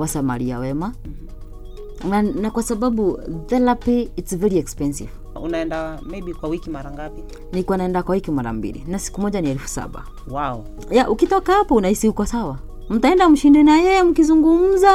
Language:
Swahili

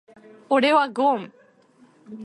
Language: Japanese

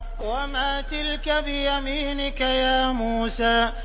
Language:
Arabic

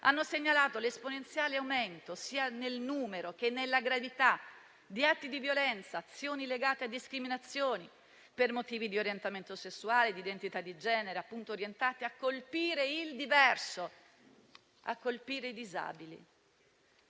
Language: Italian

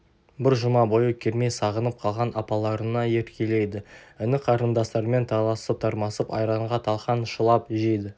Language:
Kazakh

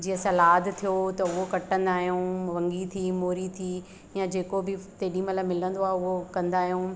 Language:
Sindhi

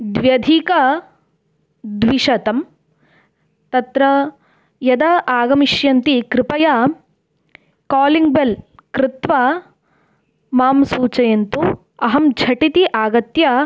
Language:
Sanskrit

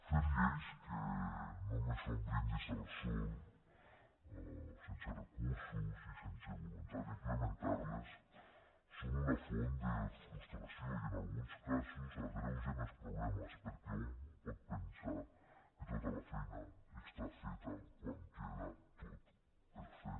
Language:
Catalan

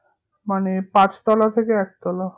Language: Bangla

